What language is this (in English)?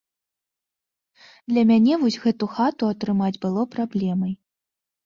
Belarusian